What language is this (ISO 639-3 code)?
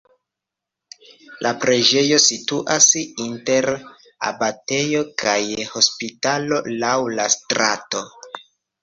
epo